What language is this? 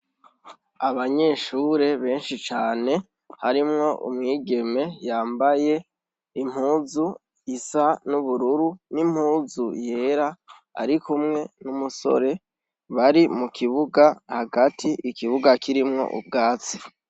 Rundi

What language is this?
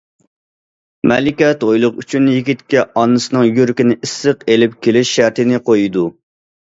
Uyghur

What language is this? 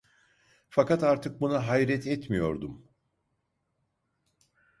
Turkish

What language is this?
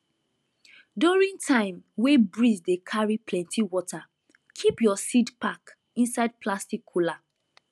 Nigerian Pidgin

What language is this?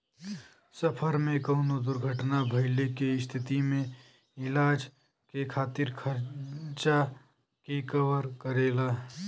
Bhojpuri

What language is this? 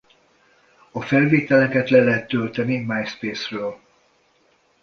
Hungarian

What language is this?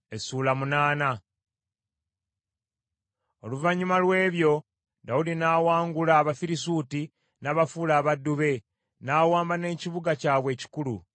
Ganda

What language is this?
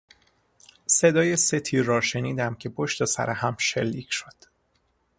Persian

